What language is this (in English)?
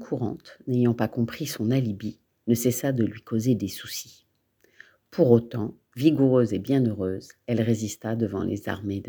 French